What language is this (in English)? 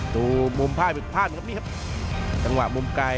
Thai